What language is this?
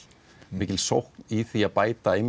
Icelandic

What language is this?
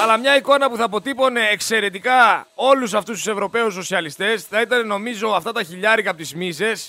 Greek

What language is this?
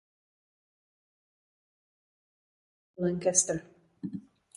Czech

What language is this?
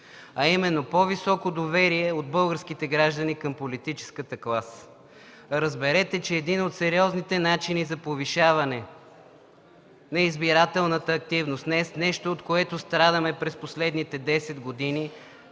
Bulgarian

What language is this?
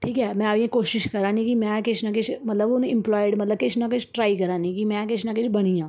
Dogri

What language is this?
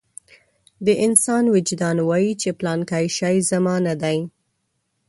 Pashto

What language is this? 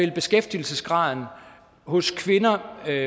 Danish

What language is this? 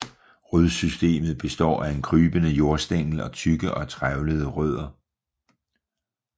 Danish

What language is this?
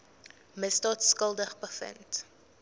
Afrikaans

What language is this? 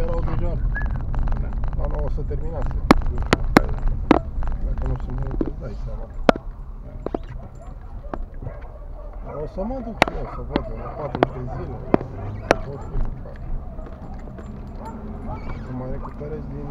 Romanian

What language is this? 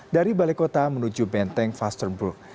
Indonesian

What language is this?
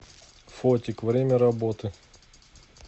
Russian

